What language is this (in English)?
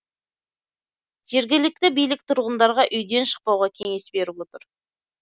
Kazakh